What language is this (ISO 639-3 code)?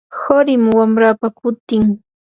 qur